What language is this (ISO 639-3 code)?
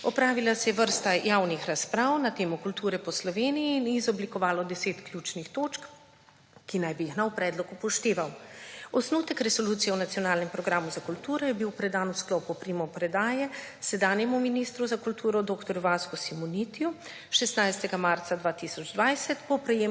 slv